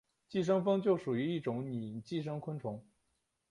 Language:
Chinese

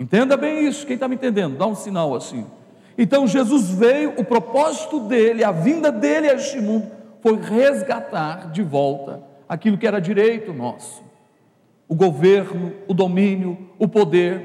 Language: Portuguese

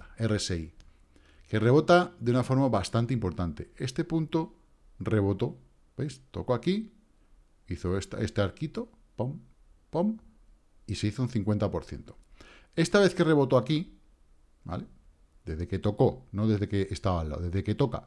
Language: Spanish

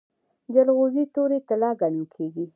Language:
Pashto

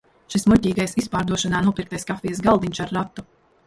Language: Latvian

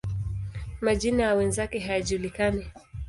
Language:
Swahili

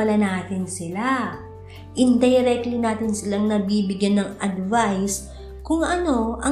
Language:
Filipino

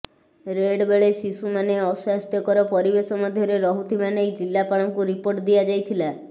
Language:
Odia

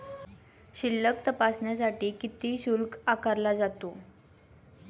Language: Marathi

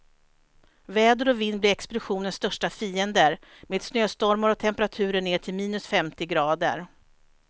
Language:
Swedish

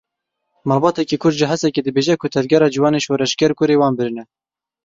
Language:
Kurdish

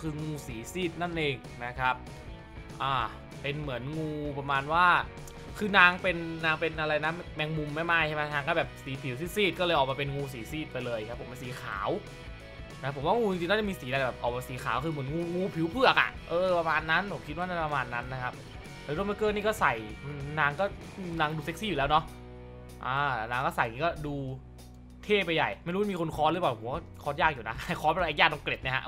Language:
Thai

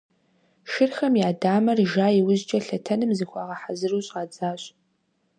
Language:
Kabardian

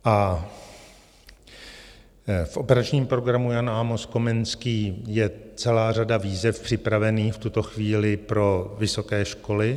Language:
Czech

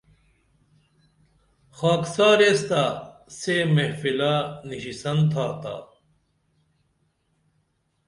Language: Dameli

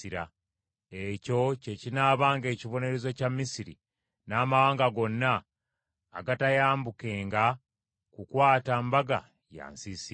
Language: Ganda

